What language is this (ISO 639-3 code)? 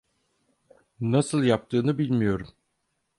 tur